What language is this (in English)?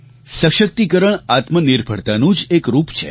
Gujarati